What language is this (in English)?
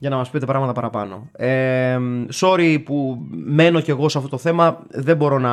Greek